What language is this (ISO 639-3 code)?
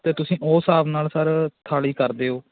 pan